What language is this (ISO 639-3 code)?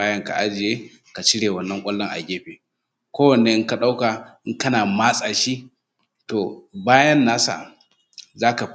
hau